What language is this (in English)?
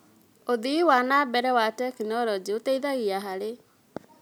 Kikuyu